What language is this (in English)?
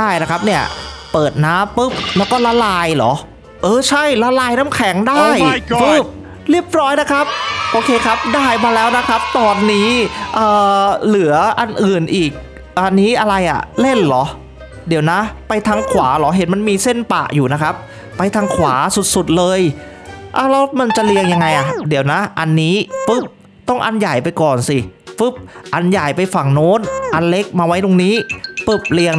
Thai